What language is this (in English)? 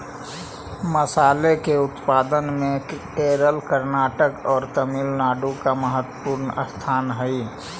Magahi